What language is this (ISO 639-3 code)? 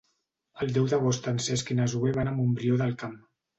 cat